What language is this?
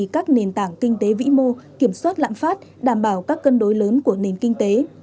Vietnamese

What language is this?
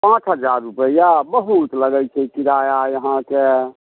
Maithili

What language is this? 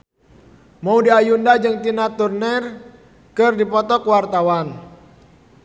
Sundanese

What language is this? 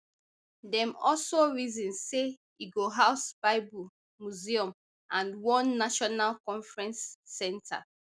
Nigerian Pidgin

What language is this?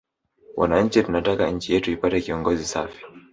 Swahili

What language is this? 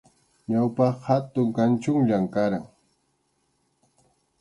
Arequipa-La Unión Quechua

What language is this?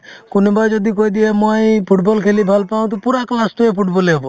Assamese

